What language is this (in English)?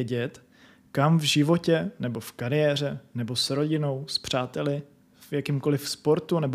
Czech